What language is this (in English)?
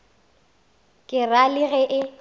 Northern Sotho